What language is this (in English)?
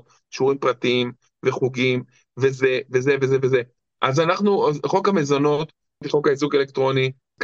Hebrew